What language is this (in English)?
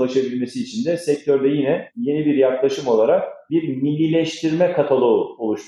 Turkish